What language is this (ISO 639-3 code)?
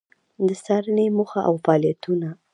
pus